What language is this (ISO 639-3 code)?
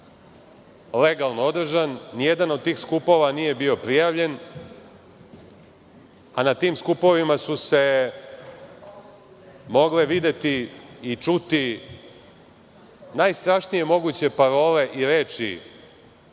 srp